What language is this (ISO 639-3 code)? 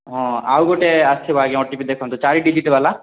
ori